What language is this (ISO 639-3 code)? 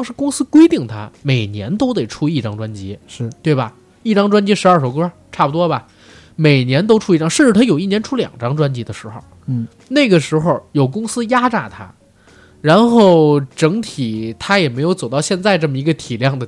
zho